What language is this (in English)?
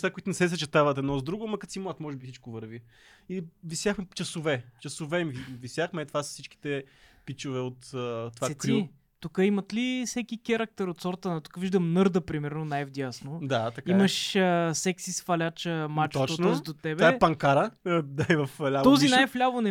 Bulgarian